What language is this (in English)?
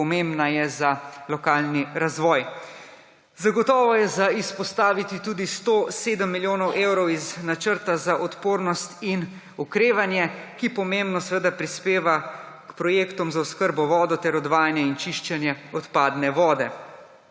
Slovenian